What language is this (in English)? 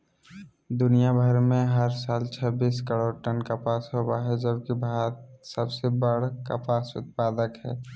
Magahi